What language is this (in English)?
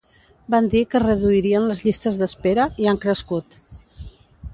Catalan